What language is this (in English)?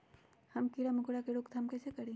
Magahi